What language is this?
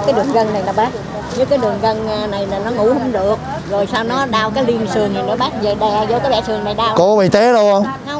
Vietnamese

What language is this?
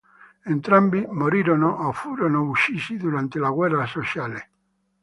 Italian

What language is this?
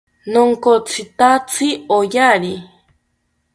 South Ucayali Ashéninka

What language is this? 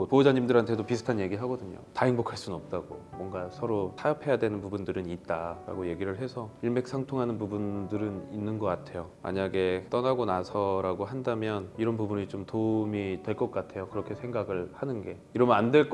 Korean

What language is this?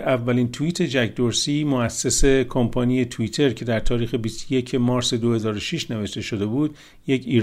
Persian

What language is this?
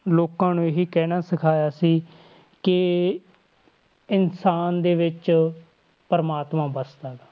Punjabi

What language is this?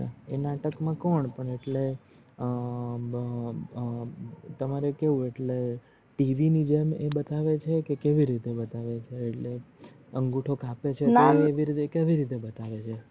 Gujarati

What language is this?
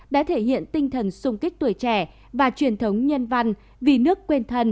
Vietnamese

